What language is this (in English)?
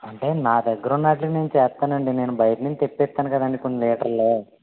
Telugu